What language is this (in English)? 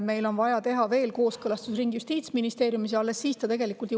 Estonian